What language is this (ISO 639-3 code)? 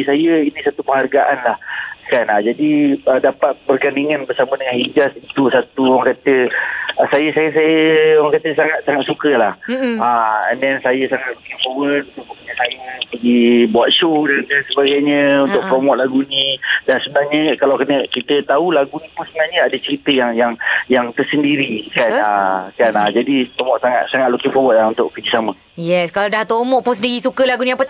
msa